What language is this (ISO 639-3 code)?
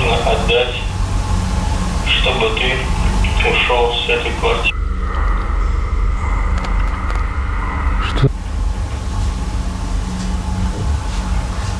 por